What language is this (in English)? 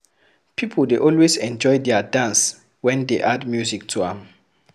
Nigerian Pidgin